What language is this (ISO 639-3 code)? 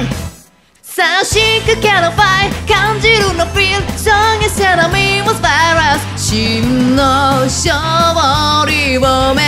spa